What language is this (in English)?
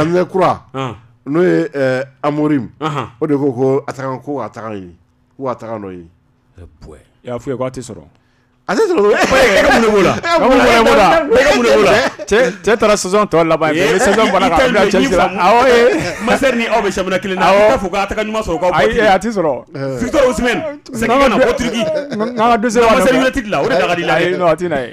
French